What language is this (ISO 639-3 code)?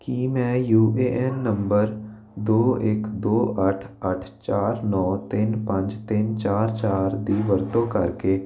pan